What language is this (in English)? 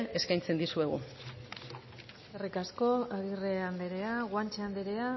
Basque